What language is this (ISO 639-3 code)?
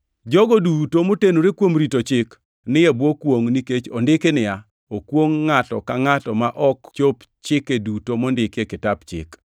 luo